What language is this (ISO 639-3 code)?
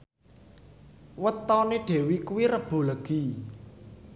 jav